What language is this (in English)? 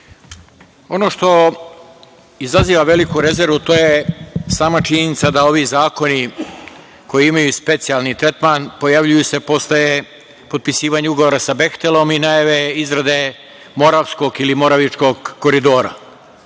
Serbian